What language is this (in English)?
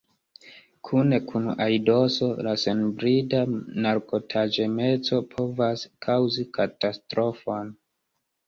Esperanto